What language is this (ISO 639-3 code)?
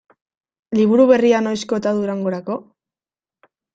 eus